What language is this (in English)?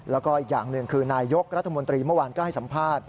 Thai